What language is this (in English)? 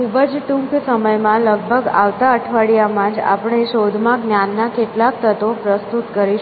Gujarati